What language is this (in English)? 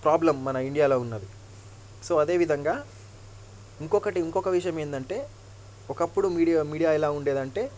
Telugu